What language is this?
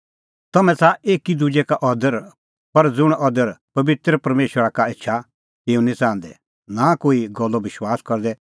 Kullu Pahari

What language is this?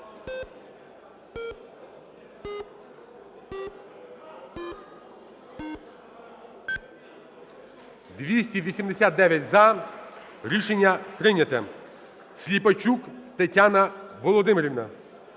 Ukrainian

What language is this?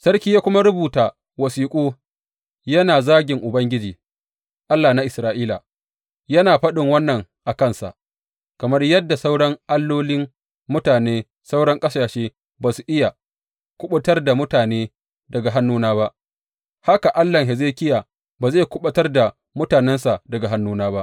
Hausa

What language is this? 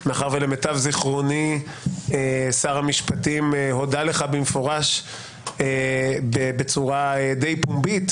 Hebrew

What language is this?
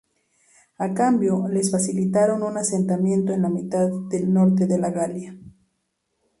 Spanish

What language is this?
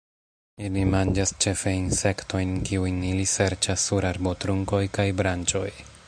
Esperanto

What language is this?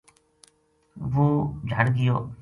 Gujari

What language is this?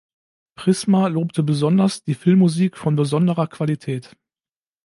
German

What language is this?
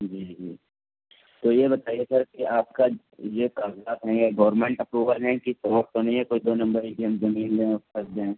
Urdu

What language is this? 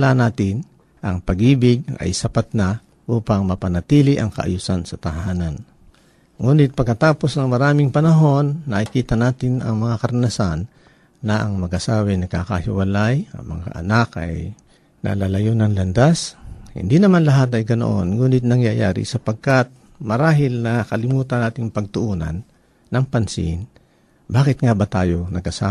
Filipino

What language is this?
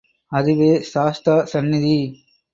Tamil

